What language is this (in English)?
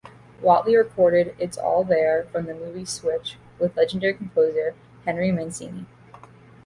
English